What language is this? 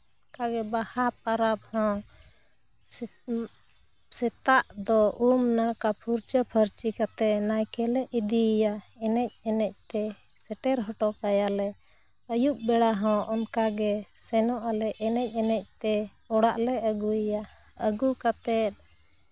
Santali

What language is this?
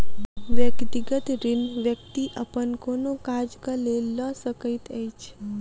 Maithili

